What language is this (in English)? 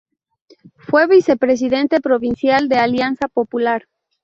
Spanish